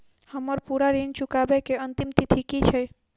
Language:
Maithili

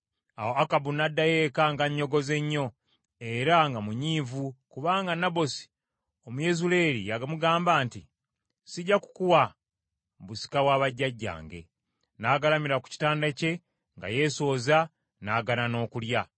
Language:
Ganda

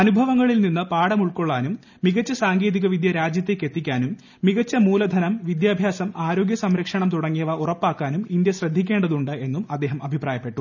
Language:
Malayalam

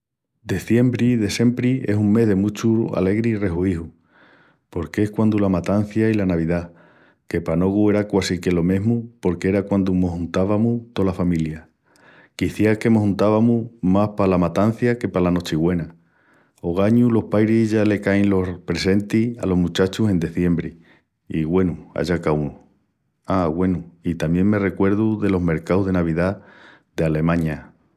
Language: Extremaduran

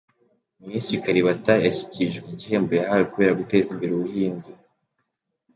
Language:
Kinyarwanda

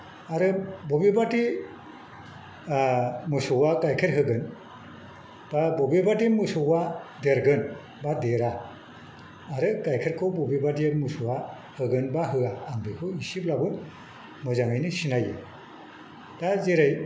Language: Bodo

